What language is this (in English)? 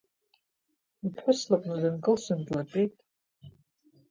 Abkhazian